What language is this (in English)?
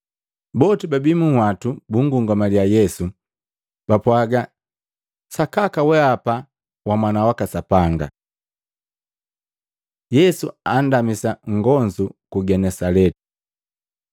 Matengo